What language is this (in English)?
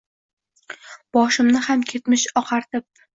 Uzbek